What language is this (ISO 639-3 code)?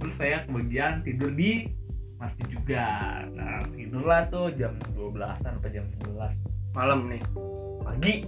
ind